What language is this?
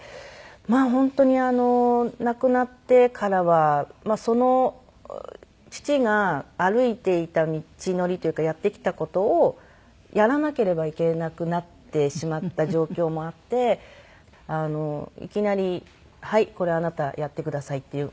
Japanese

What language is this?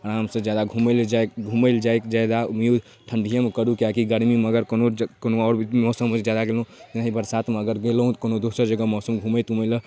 Maithili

